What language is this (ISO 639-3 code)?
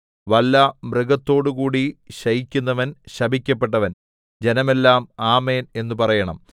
mal